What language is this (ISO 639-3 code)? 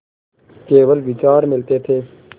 hin